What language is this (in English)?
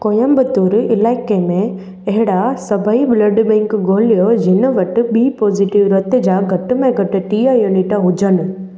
Sindhi